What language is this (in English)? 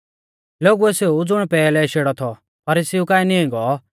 Mahasu Pahari